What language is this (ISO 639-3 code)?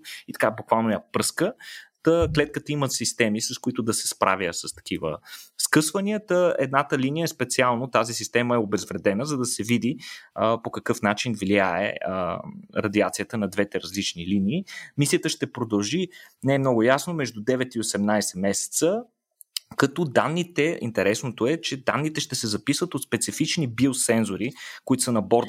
bul